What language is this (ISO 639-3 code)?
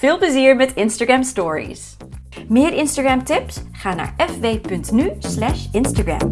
nld